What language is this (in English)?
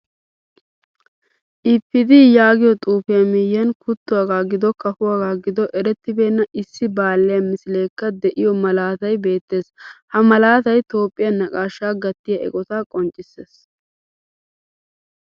Wolaytta